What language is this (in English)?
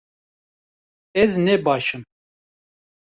Kurdish